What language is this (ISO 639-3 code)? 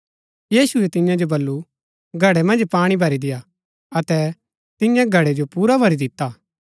gbk